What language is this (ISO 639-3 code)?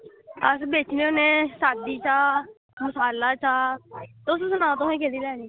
doi